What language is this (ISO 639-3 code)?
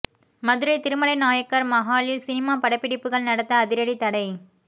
tam